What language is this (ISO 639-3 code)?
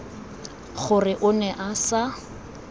tsn